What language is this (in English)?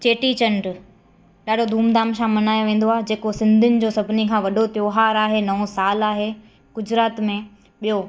Sindhi